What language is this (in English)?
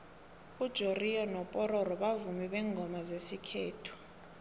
South Ndebele